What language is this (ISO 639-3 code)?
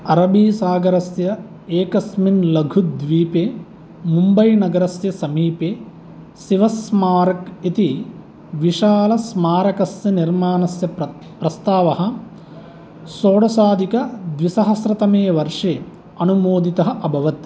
san